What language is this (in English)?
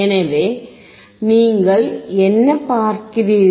Tamil